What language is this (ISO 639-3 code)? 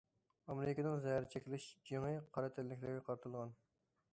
uig